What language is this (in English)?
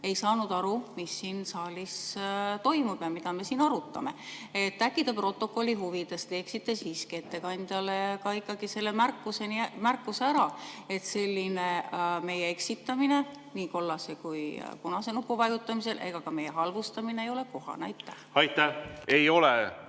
Estonian